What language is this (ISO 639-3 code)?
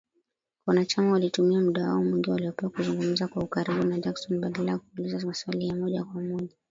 swa